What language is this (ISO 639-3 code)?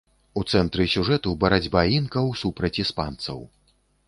bel